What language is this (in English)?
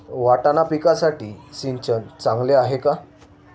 Marathi